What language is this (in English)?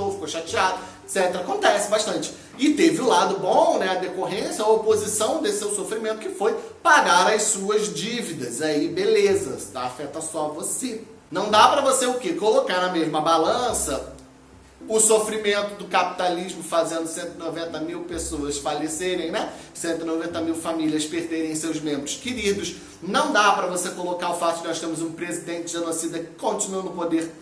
Portuguese